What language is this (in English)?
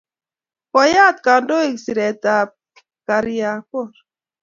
Kalenjin